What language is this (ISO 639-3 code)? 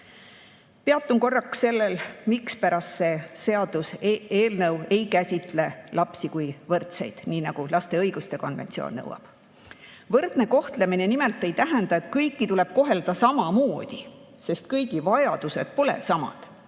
est